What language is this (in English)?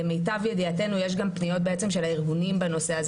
Hebrew